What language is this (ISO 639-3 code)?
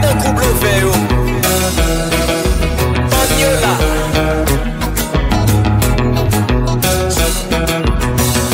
tur